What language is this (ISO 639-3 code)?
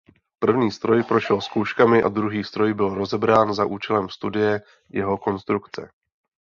ces